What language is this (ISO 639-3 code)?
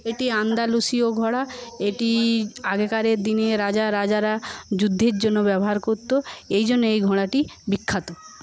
ben